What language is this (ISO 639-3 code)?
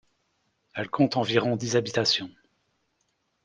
fra